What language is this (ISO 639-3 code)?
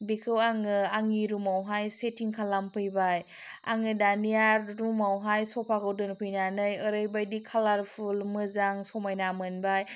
brx